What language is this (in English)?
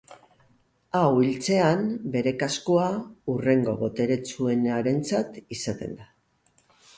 Basque